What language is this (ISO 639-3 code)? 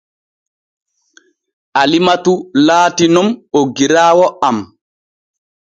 fue